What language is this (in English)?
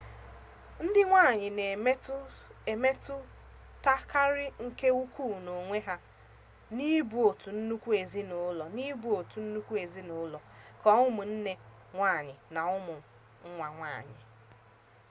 Igbo